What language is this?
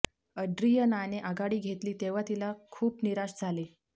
Marathi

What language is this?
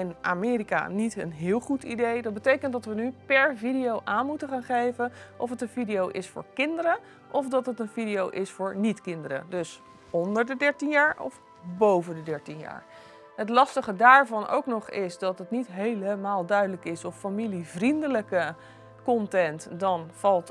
Dutch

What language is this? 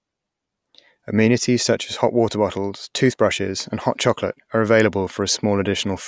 English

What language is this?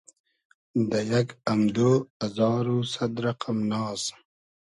Hazaragi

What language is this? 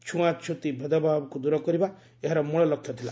Odia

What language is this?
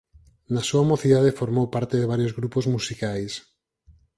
Galician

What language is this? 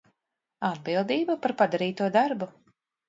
Latvian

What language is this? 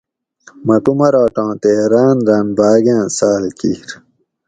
Gawri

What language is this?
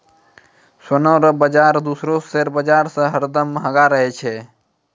Maithili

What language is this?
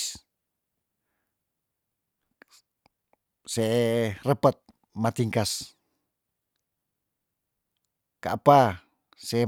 Tondano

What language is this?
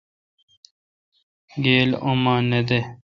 Kalkoti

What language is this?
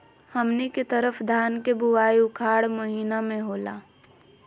Magahi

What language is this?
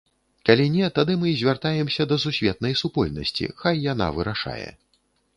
Belarusian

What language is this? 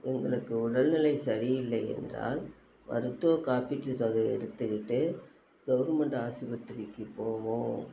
Tamil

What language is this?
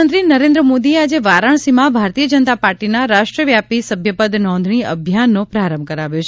Gujarati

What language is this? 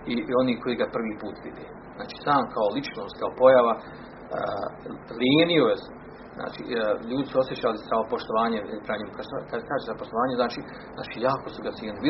Croatian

